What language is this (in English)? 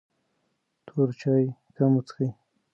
Pashto